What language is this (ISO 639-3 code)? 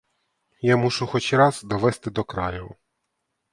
ukr